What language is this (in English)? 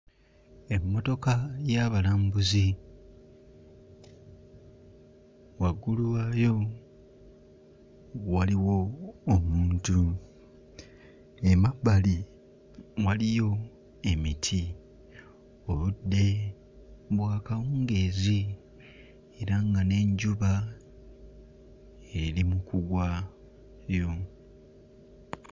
Ganda